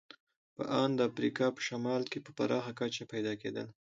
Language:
Pashto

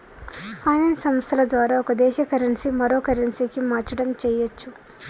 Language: Telugu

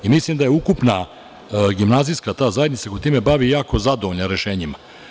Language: Serbian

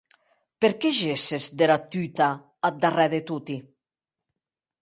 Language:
Occitan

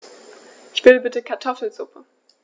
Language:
German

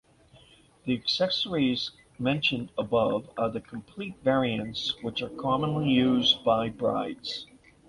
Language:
English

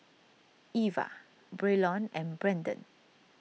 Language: English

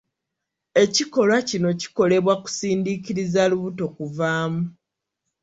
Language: Ganda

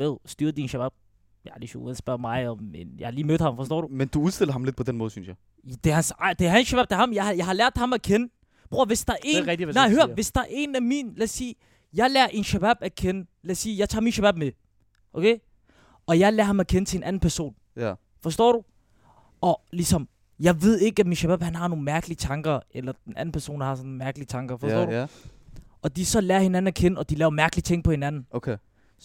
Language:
Danish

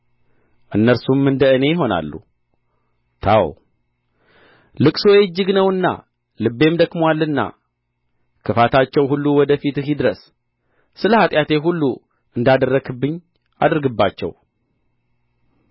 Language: Amharic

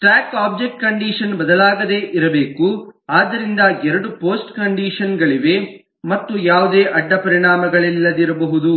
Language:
Kannada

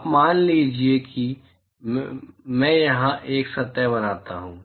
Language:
Hindi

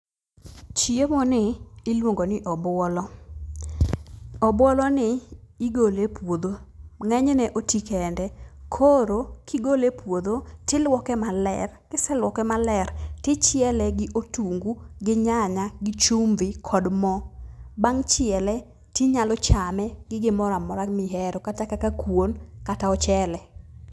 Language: Luo (Kenya and Tanzania)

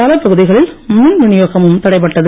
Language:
Tamil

